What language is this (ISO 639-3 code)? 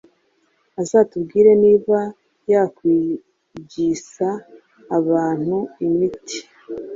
kin